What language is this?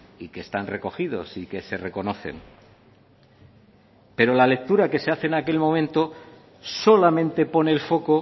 Spanish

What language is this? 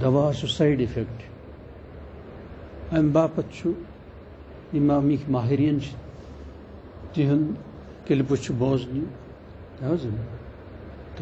Punjabi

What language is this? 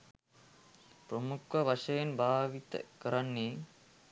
Sinhala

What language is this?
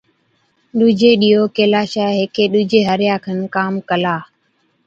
Od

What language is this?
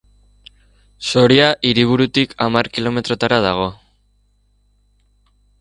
Basque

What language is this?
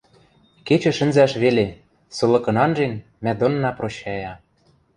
Western Mari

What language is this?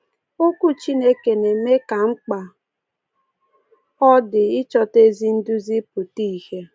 Igbo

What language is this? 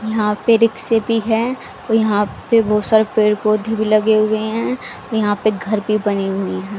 Hindi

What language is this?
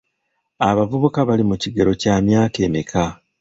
Ganda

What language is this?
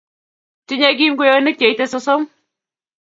Kalenjin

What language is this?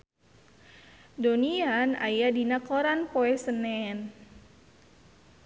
Sundanese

